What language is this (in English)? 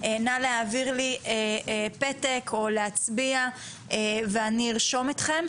Hebrew